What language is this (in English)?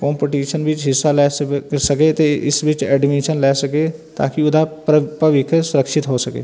Punjabi